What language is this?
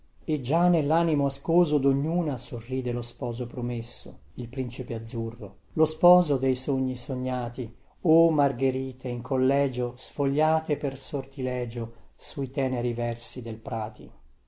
Italian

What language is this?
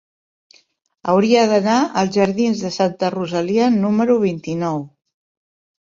Catalan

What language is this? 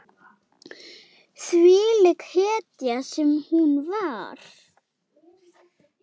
Icelandic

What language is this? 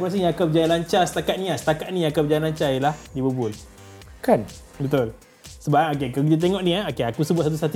Malay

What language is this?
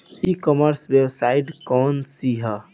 Bhojpuri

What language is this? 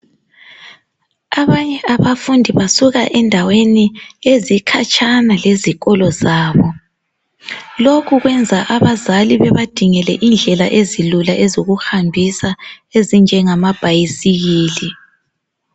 North Ndebele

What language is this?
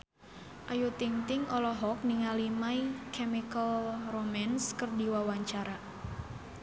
Sundanese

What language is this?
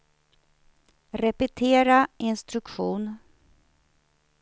Swedish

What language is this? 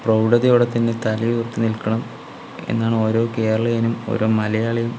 Malayalam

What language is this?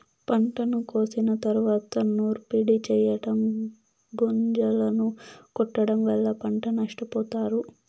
Telugu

